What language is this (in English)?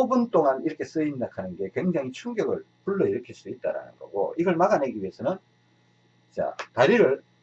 Korean